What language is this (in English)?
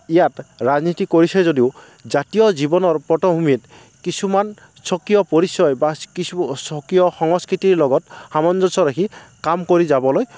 Assamese